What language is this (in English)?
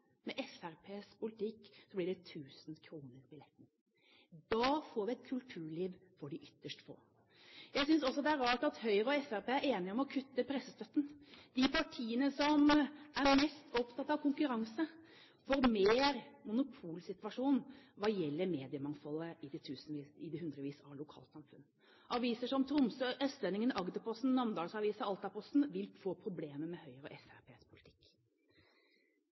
Norwegian Bokmål